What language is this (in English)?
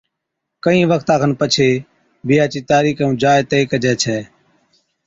Od